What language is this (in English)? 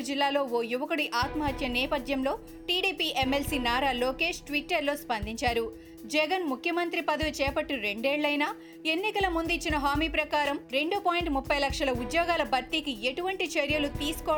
Telugu